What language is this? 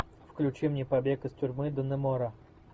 Russian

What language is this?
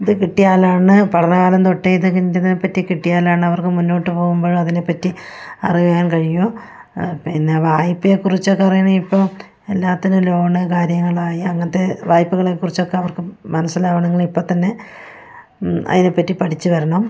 Malayalam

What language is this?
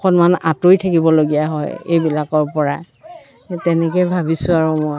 Assamese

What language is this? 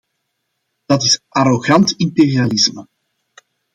Dutch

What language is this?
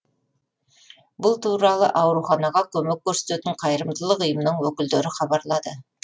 Kazakh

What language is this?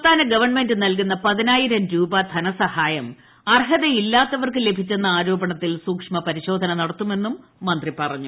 Malayalam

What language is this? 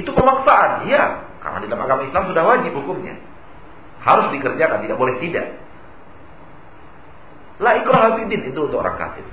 Indonesian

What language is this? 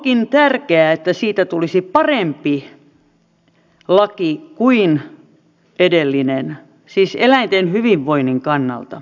Finnish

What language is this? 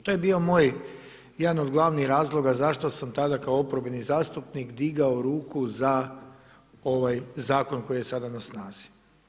Croatian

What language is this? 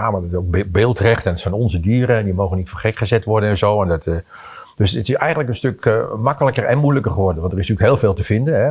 Dutch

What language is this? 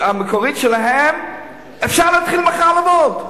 Hebrew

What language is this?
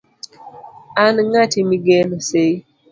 Luo (Kenya and Tanzania)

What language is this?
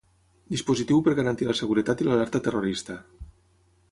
Catalan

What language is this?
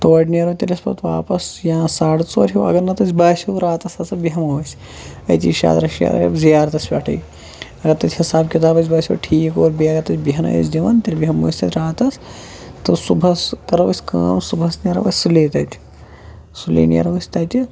Kashmiri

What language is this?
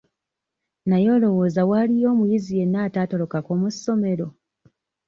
Ganda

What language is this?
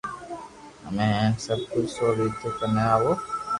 Loarki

